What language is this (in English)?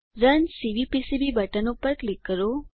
Gujarati